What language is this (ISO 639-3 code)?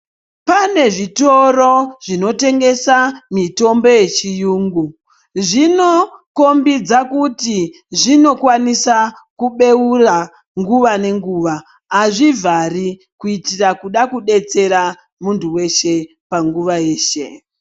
ndc